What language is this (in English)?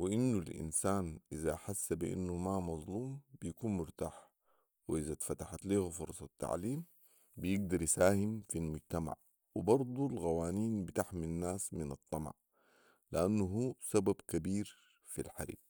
Sudanese Arabic